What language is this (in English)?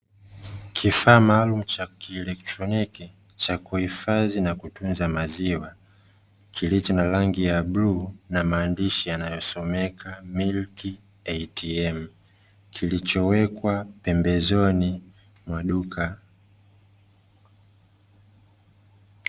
Swahili